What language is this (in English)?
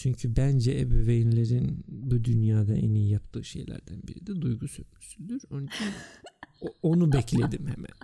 Turkish